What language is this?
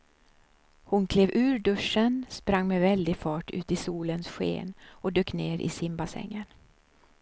Swedish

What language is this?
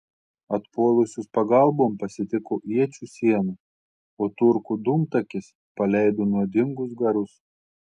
Lithuanian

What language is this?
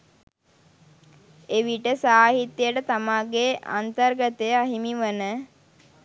Sinhala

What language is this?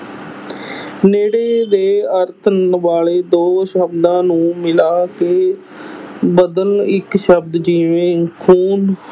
Punjabi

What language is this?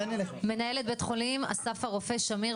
Hebrew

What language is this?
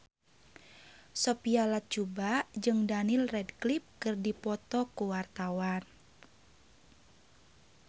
Sundanese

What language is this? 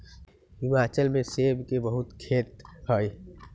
Magahi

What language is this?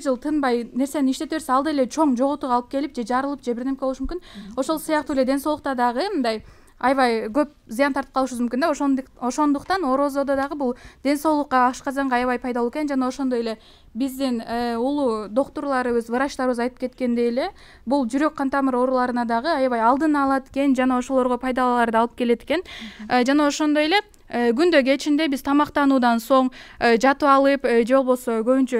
Turkish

